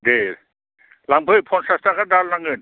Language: Bodo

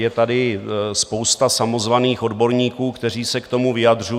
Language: Czech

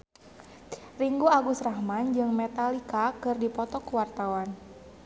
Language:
Sundanese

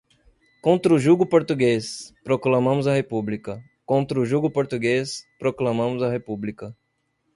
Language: Portuguese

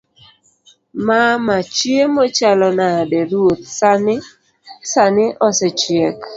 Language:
Luo (Kenya and Tanzania)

